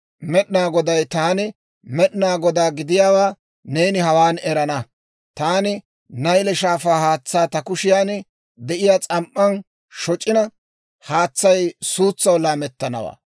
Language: Dawro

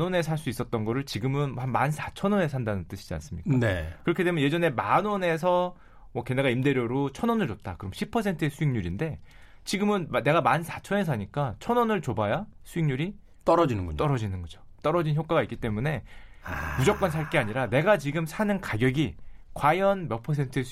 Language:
Korean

